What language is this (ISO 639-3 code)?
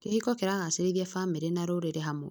kik